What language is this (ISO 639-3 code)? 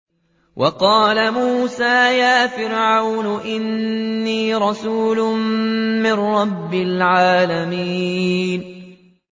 ara